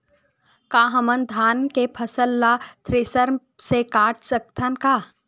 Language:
Chhattisgarhi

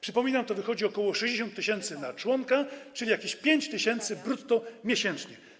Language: Polish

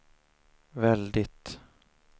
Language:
Swedish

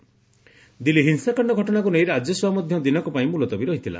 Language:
Odia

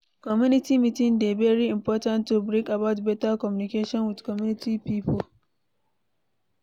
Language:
Nigerian Pidgin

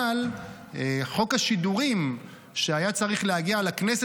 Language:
Hebrew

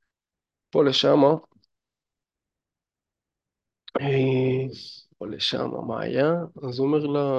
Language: Hebrew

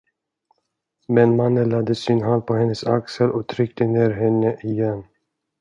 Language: Swedish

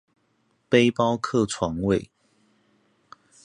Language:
Chinese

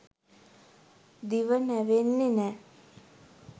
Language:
Sinhala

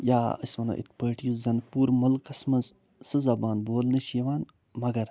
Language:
Kashmiri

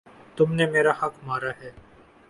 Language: Urdu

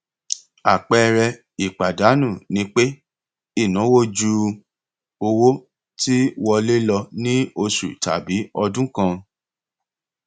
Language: Yoruba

